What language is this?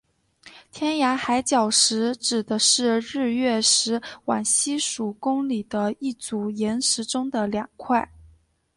Chinese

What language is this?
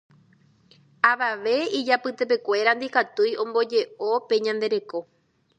Guarani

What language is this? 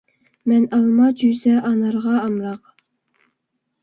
Uyghur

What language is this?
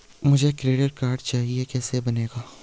Hindi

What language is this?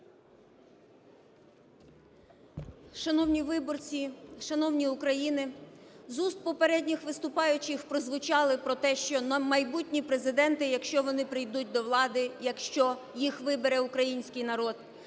Ukrainian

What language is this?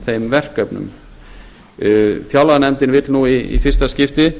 Icelandic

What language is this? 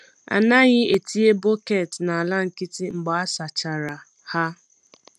Igbo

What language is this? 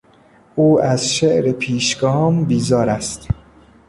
Persian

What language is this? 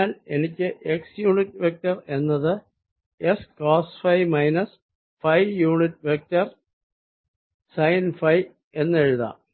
Malayalam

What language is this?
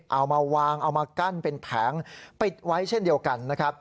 Thai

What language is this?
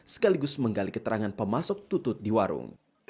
Indonesian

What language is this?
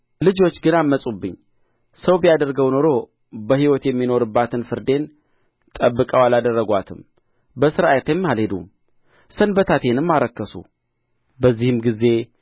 Amharic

